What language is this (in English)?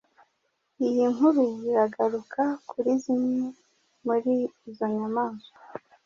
Kinyarwanda